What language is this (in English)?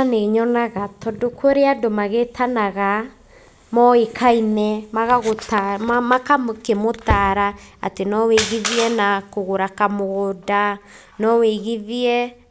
Kikuyu